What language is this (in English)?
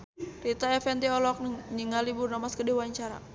Sundanese